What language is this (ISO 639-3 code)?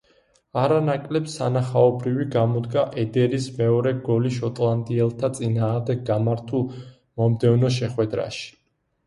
kat